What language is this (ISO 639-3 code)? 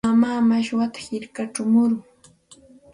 qxt